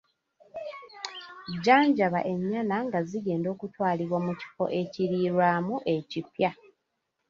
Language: Ganda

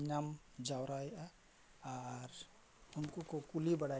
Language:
Santali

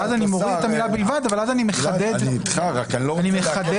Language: Hebrew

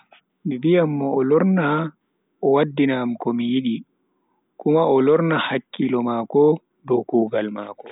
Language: Bagirmi Fulfulde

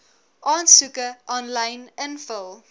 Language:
Afrikaans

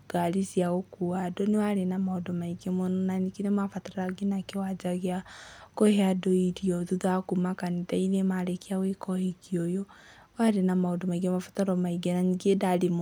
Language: Kikuyu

